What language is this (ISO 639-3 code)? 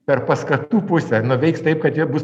lit